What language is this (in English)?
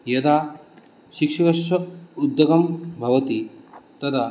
Sanskrit